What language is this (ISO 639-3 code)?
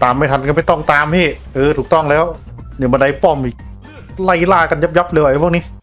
tha